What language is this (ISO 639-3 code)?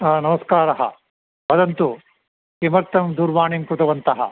san